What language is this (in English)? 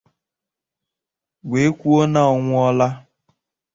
Igbo